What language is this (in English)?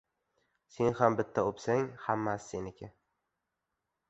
Uzbek